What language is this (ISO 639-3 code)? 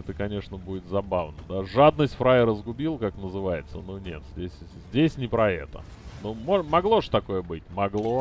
rus